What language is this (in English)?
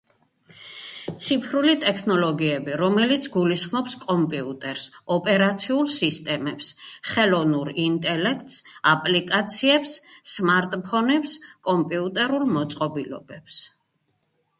Georgian